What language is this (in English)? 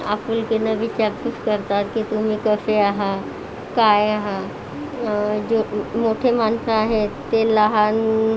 Marathi